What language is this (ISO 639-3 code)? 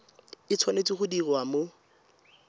tsn